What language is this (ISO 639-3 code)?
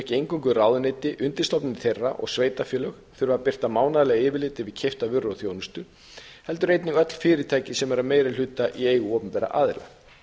isl